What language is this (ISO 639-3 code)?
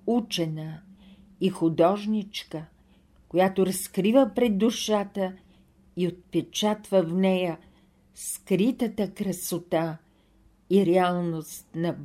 bul